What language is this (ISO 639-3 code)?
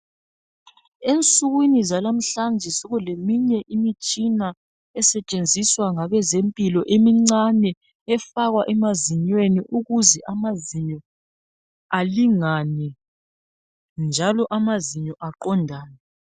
nde